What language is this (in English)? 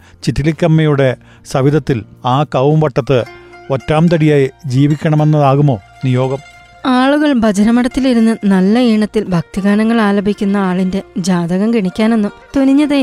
Malayalam